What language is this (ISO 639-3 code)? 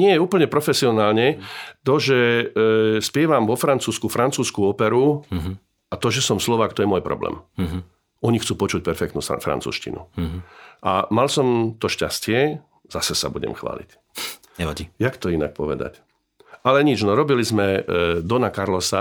slk